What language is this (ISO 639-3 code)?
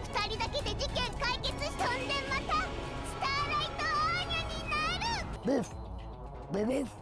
jpn